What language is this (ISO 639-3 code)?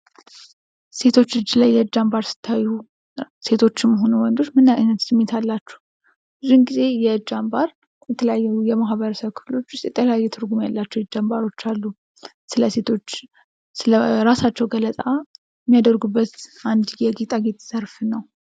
amh